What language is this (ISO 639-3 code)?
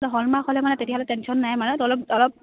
asm